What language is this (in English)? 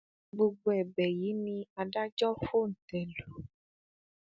Yoruba